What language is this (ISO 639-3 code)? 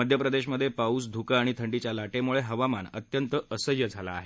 mar